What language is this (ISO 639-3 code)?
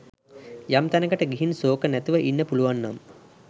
sin